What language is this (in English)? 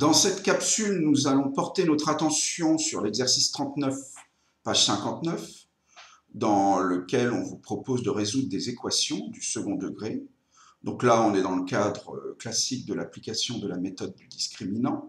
French